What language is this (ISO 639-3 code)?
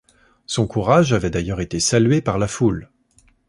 fra